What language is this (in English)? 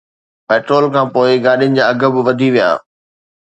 Sindhi